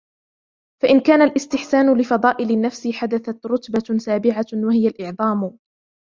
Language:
Arabic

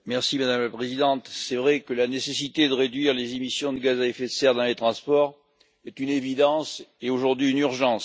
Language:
French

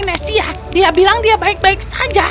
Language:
Indonesian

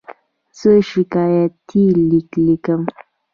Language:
Pashto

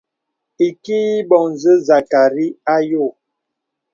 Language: Bebele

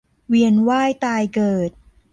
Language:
Thai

